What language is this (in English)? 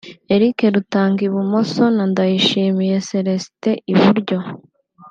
Kinyarwanda